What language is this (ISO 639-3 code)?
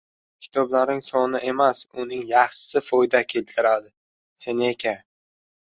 uzb